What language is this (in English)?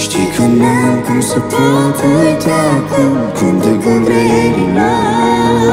Romanian